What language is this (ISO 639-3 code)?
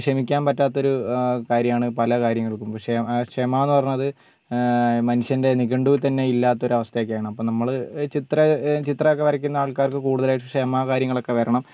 mal